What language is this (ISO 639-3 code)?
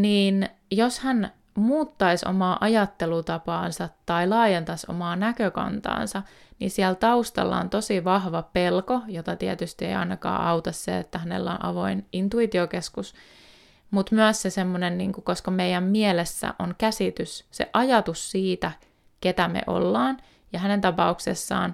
fin